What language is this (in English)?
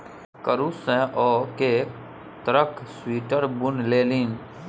Maithili